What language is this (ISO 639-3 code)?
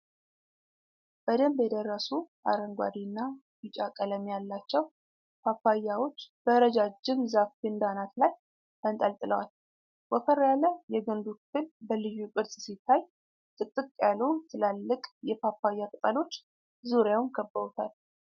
amh